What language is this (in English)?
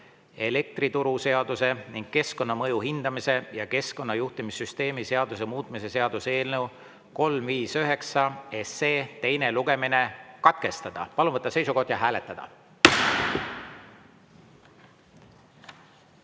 Estonian